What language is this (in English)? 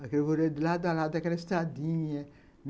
Portuguese